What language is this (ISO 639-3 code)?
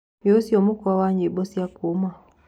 kik